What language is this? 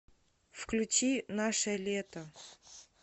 Russian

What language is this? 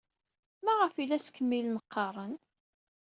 Kabyle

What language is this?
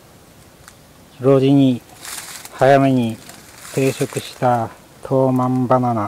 Japanese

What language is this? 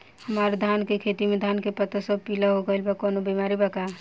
Bhojpuri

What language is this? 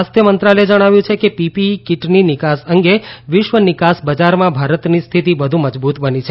Gujarati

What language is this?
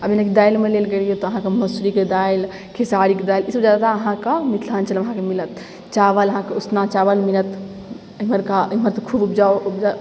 Maithili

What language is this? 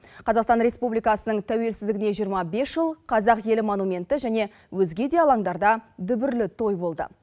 Kazakh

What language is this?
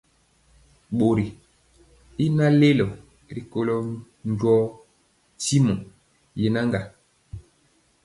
Mpiemo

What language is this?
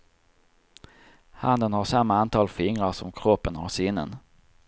Swedish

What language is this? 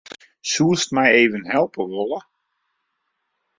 Western Frisian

